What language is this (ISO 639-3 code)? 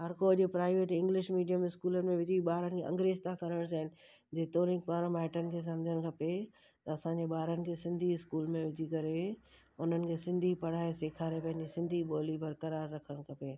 snd